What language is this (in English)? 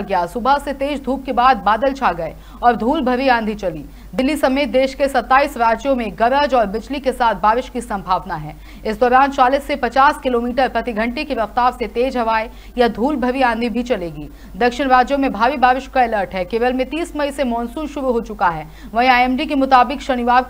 Hindi